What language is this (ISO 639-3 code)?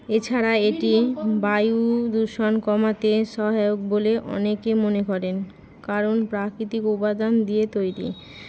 ben